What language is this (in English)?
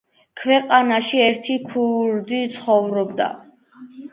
Georgian